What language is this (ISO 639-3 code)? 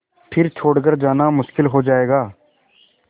hin